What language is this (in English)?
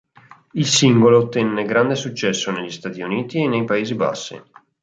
Italian